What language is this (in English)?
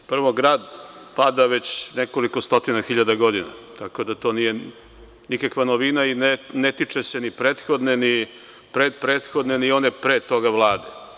Serbian